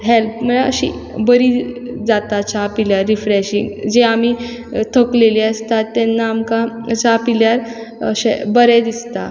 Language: Konkani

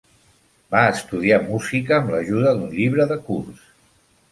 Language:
Catalan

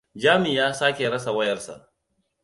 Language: Hausa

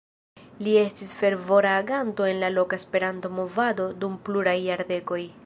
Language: Esperanto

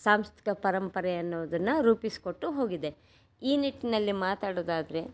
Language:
Kannada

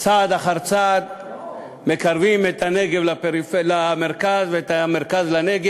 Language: Hebrew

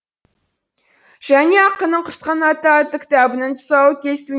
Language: Kazakh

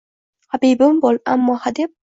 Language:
Uzbek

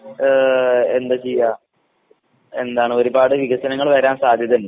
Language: Malayalam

